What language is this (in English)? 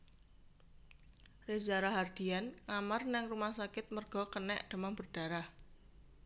Javanese